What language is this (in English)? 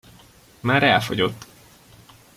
Hungarian